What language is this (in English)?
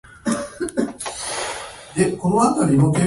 Japanese